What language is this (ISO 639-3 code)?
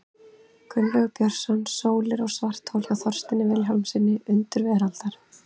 isl